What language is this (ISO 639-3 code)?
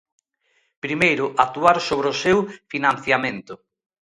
glg